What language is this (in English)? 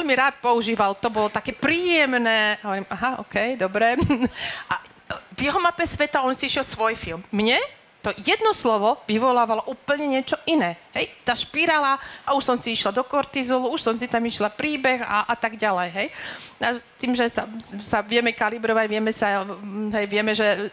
Slovak